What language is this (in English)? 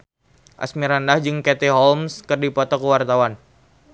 Sundanese